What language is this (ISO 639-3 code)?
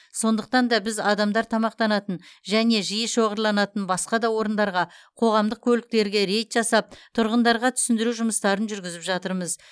kaz